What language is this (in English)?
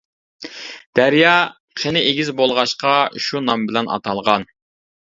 Uyghur